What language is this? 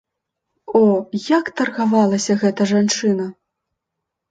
Belarusian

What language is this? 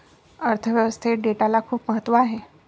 Marathi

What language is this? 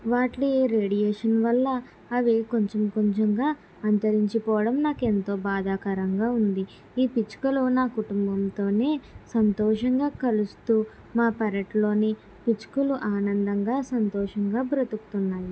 Telugu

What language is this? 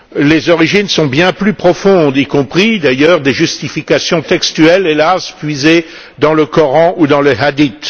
French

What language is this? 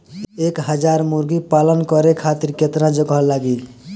Bhojpuri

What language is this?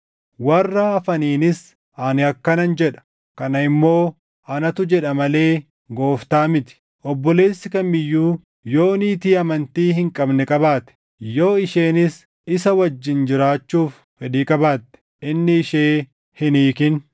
Oromo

